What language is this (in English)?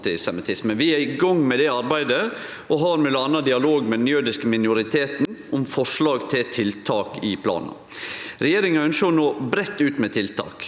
Norwegian